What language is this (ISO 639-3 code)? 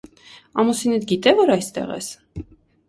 hye